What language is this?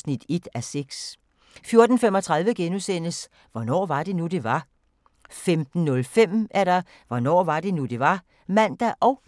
Danish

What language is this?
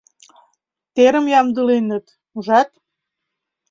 Mari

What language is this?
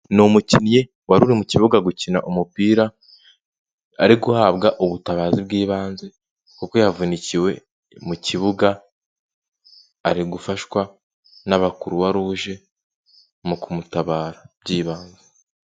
Kinyarwanda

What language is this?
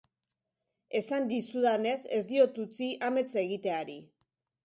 Basque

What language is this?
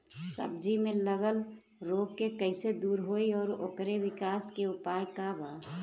Bhojpuri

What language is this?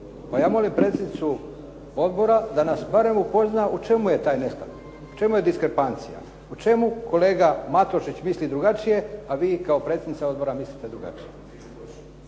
Croatian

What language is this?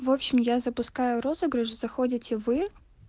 Russian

